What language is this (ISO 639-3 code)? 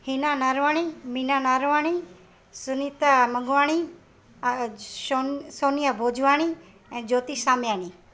snd